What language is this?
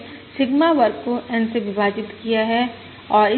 Hindi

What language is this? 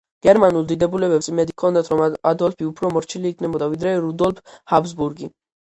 Georgian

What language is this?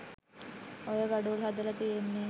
Sinhala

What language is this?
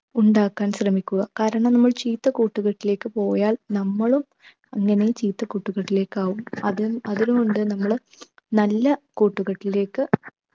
Malayalam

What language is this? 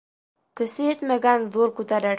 Bashkir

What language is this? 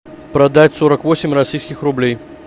Russian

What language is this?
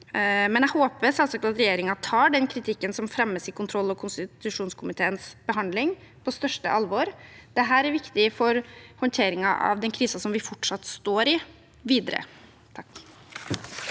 Norwegian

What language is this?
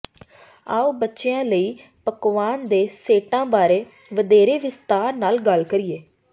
Punjabi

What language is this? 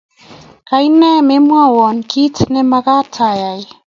Kalenjin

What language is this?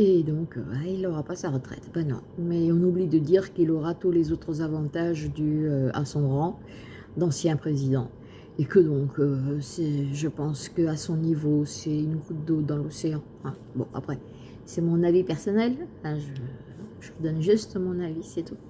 French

